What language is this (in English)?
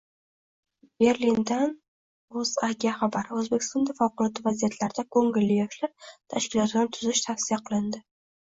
Uzbek